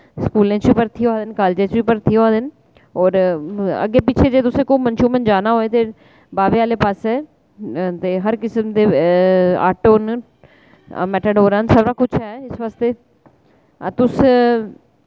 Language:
Dogri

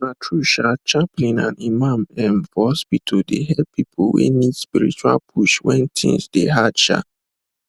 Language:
Nigerian Pidgin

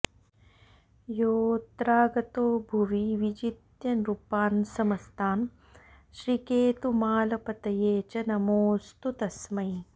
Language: Sanskrit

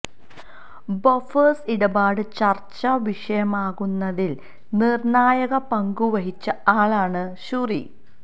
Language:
Malayalam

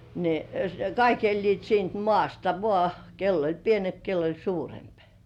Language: Finnish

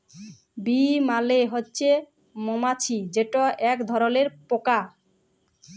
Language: Bangla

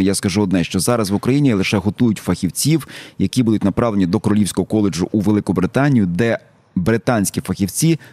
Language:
Ukrainian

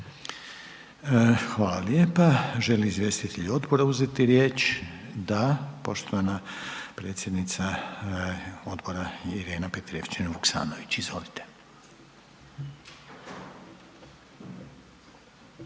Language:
Croatian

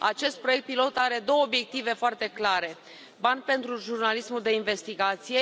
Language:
Romanian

